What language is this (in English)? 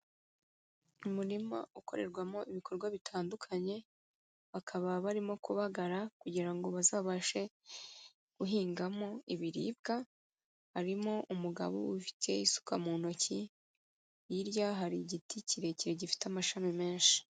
Kinyarwanda